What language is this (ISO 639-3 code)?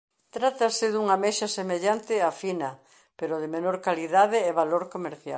glg